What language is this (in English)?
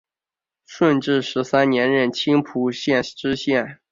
Chinese